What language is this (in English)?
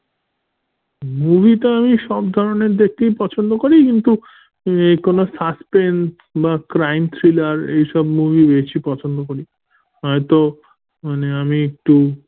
Bangla